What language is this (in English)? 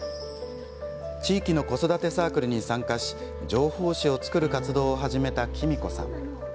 Japanese